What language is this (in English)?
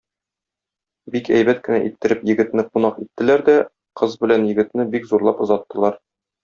Tatar